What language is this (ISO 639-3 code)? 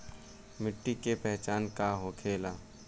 bho